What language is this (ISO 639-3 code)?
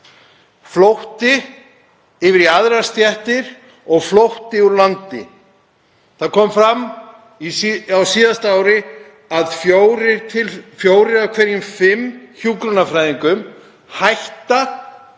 isl